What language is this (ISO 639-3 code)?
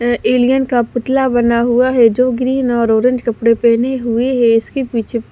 hin